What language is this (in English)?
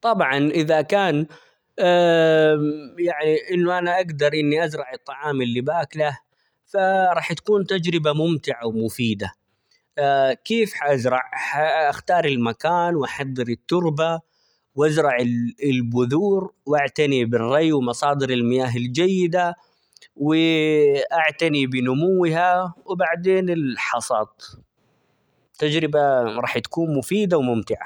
Omani Arabic